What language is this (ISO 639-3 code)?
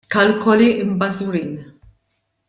mlt